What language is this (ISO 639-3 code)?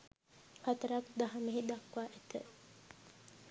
sin